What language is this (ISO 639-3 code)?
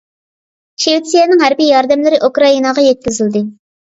uig